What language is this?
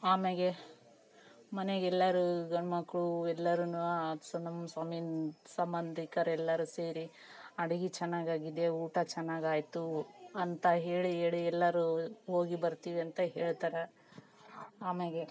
Kannada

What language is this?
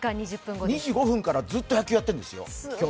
Japanese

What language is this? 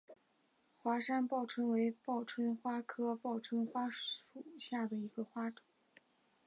Chinese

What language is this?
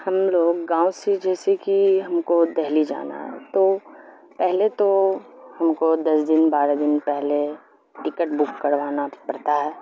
Urdu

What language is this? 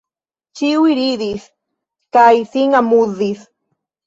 Esperanto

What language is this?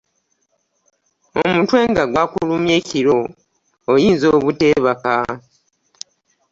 Ganda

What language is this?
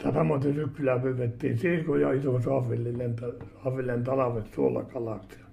Finnish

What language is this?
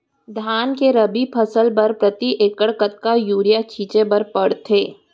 Chhattisgarhi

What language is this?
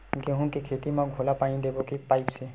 Chhattisgarhi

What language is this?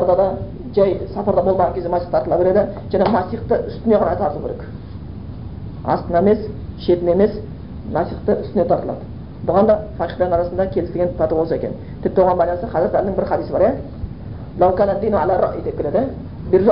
Bulgarian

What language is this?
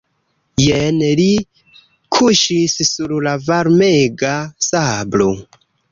Esperanto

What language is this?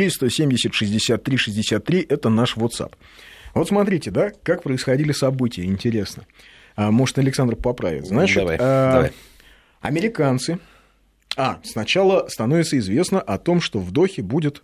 Russian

